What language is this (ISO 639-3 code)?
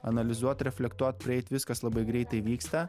lit